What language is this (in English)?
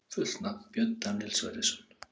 Icelandic